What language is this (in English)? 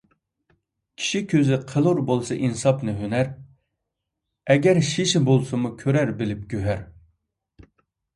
Uyghur